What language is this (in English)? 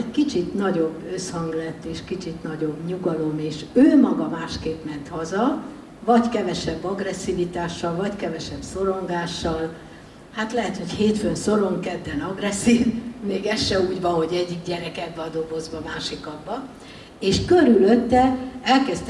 Hungarian